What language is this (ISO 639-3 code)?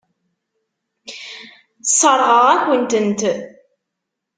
kab